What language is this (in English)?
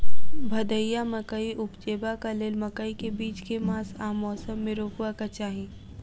Maithili